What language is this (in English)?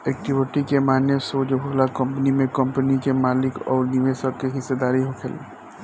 Bhojpuri